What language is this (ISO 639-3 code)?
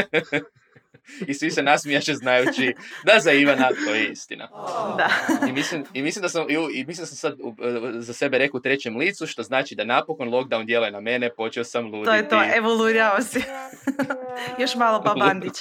hrv